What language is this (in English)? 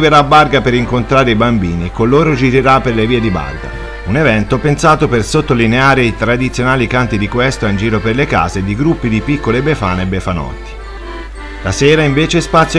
Italian